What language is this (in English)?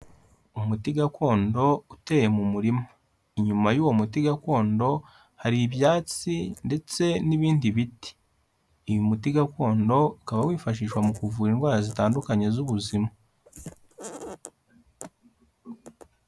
Kinyarwanda